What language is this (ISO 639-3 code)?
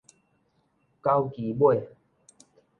nan